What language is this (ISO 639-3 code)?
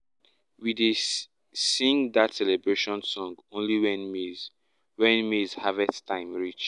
pcm